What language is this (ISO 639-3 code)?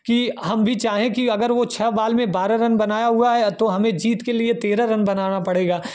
hin